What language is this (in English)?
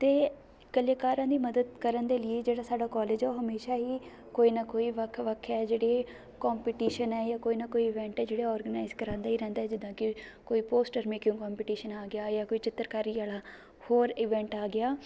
Punjabi